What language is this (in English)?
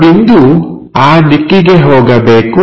Kannada